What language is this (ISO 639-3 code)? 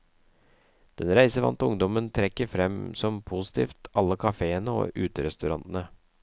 nor